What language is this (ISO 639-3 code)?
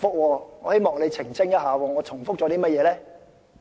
yue